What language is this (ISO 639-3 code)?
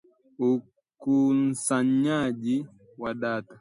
swa